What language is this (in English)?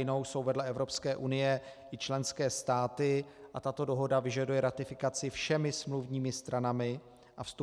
Czech